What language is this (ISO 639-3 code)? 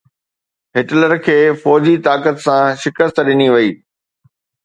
snd